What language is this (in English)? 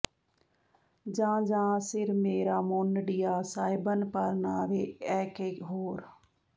Punjabi